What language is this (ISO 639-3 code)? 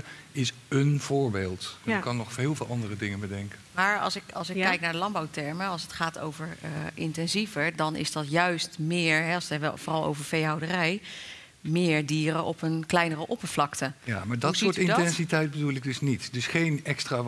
nld